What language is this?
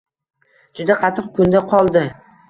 Uzbek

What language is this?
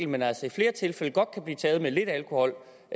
Danish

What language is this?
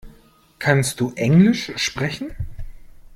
German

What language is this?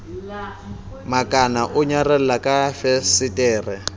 Southern Sotho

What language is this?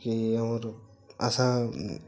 Odia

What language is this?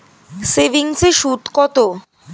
Bangla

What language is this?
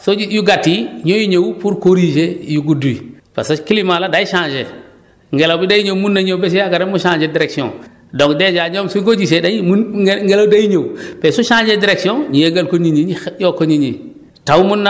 Wolof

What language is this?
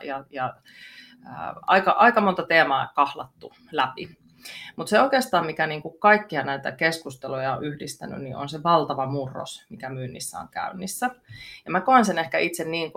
Finnish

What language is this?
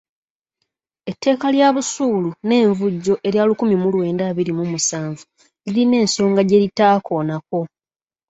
Ganda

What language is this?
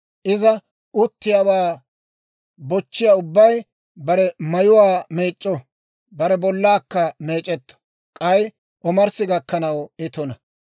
Dawro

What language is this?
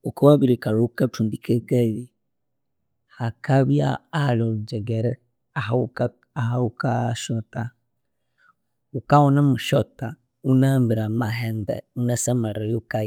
Konzo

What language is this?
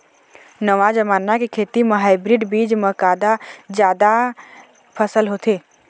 Chhattisgarhi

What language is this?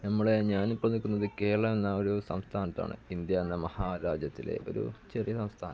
Malayalam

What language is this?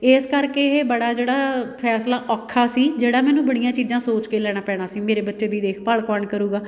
Punjabi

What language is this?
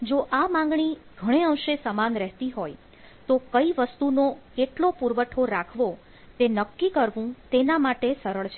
Gujarati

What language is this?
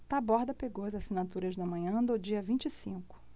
Portuguese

